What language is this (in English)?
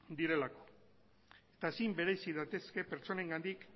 Basque